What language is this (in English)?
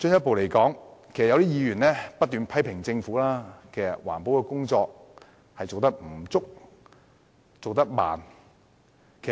Cantonese